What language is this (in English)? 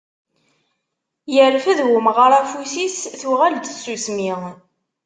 Kabyle